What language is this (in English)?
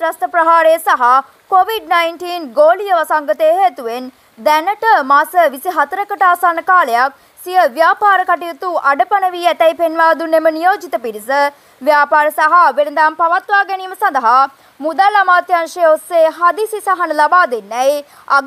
Thai